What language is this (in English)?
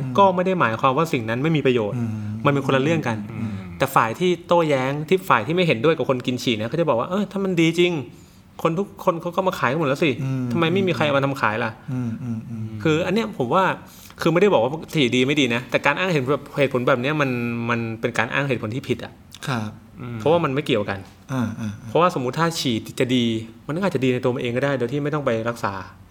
Thai